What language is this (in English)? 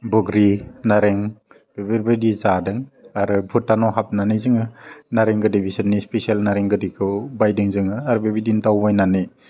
Bodo